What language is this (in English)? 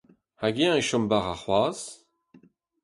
Breton